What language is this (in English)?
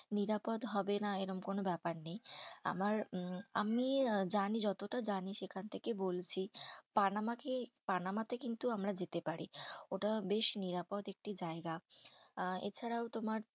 Bangla